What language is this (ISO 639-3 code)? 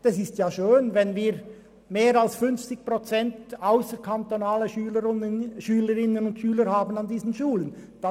gsw